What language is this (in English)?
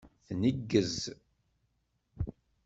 Kabyle